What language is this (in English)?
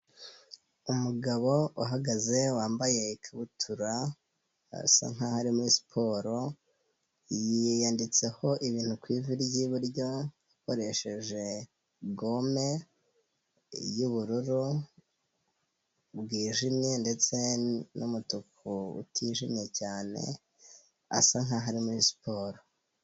Kinyarwanda